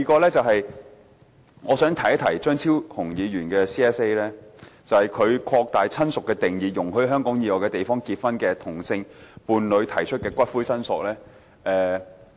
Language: Cantonese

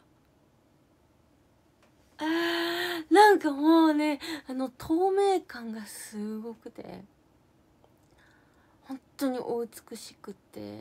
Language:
Japanese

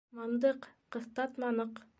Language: Bashkir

